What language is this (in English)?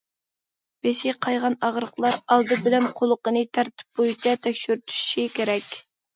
Uyghur